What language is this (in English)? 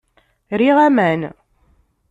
Kabyle